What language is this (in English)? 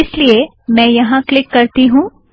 Hindi